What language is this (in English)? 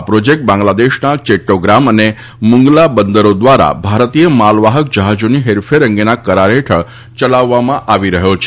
Gujarati